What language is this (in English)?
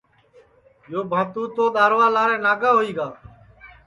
Sansi